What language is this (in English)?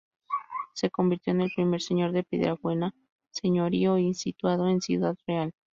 Spanish